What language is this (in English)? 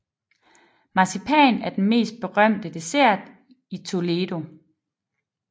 Danish